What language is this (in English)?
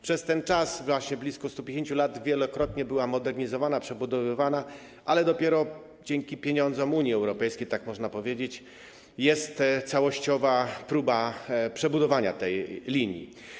Polish